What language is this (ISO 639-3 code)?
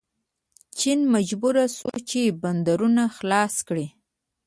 pus